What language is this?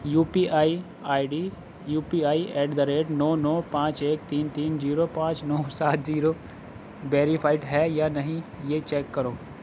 Urdu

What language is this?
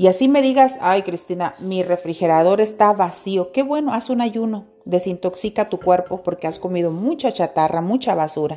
Spanish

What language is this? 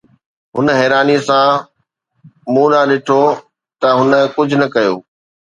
Sindhi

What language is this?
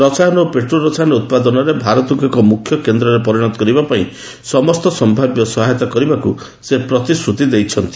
Odia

